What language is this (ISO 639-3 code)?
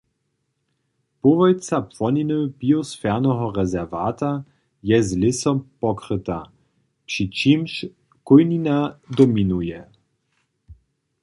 hsb